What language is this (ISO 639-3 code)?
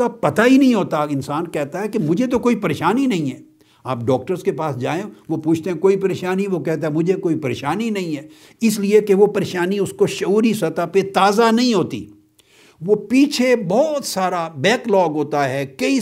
urd